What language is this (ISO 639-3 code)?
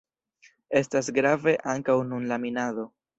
epo